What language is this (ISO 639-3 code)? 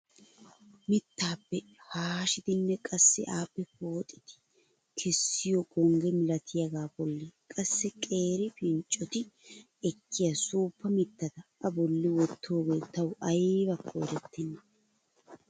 wal